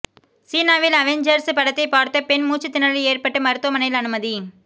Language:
Tamil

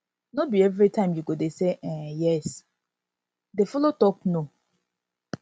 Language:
Nigerian Pidgin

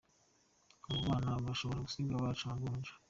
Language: Kinyarwanda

